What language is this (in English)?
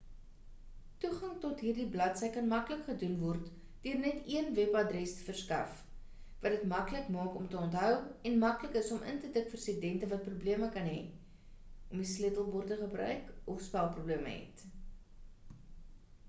Afrikaans